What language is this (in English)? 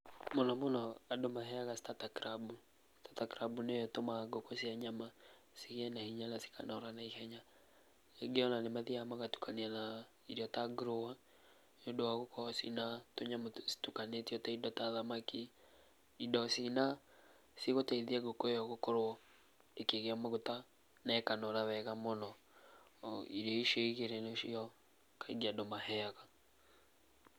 Kikuyu